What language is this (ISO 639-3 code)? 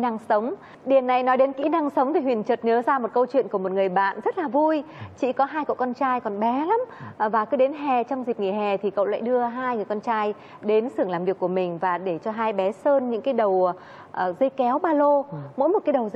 vie